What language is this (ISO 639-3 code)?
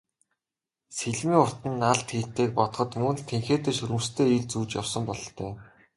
mon